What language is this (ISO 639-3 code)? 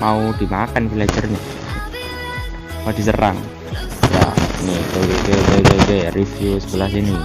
ind